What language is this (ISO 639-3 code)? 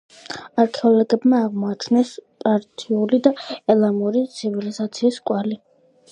kat